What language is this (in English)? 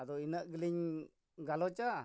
Santali